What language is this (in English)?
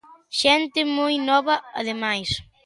Galician